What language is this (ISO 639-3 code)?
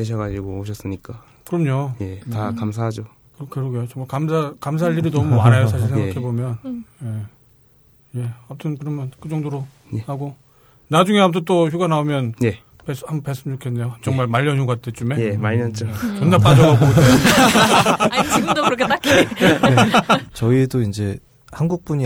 kor